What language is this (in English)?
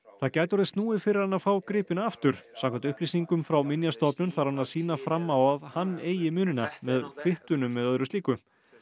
Icelandic